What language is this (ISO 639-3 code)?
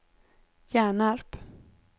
swe